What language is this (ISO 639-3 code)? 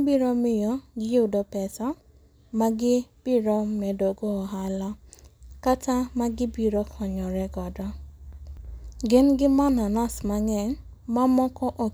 luo